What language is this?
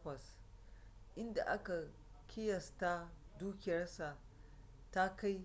Hausa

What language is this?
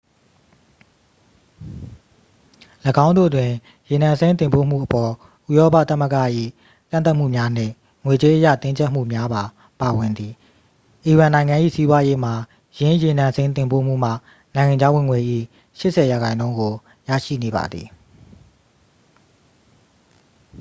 Burmese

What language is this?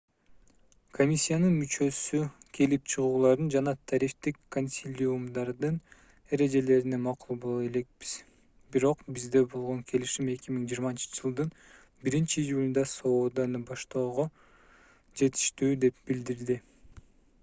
Kyrgyz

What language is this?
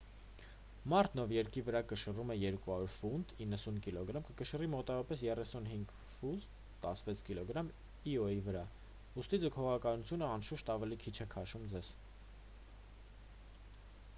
Armenian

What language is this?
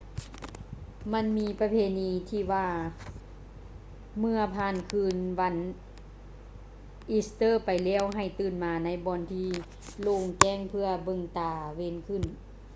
Lao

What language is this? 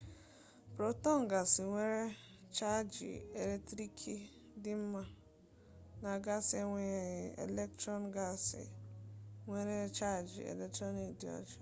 Igbo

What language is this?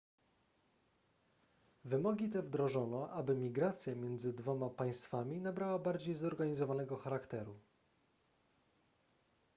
Polish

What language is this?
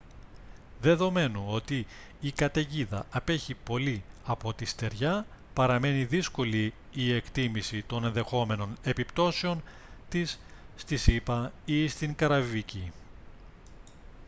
Greek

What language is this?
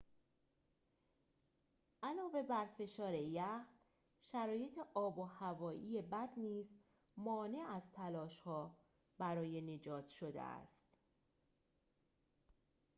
Persian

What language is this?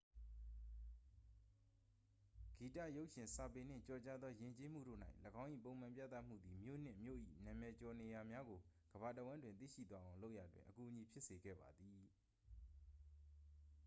Burmese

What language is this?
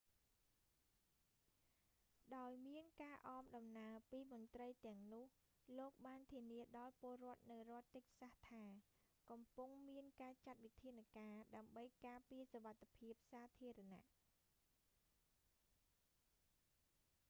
Khmer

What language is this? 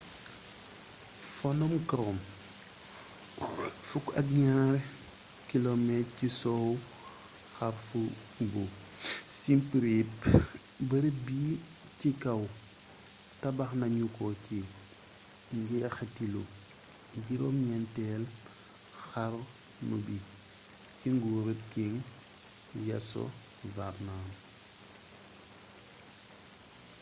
Wolof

